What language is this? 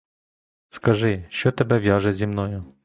Ukrainian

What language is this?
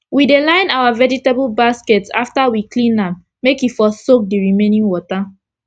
Nigerian Pidgin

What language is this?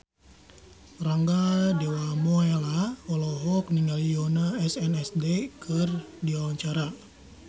Sundanese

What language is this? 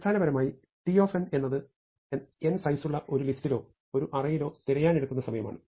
Malayalam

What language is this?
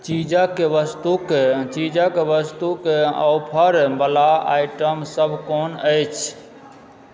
Maithili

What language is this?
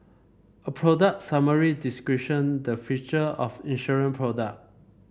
English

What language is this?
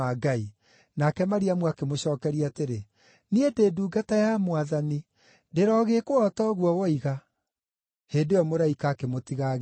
Kikuyu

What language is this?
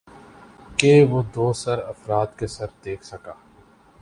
Urdu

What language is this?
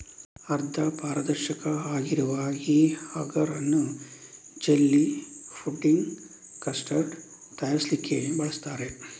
Kannada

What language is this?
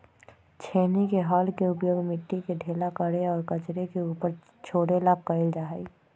Magahi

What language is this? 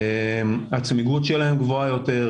Hebrew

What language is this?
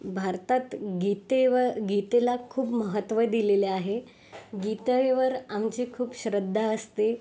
Marathi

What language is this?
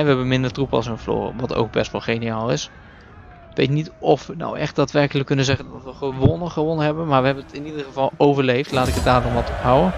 Dutch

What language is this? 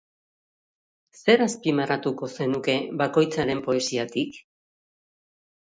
Basque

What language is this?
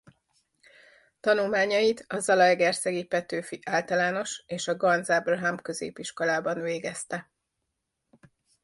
Hungarian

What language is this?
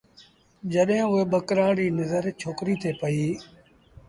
Sindhi Bhil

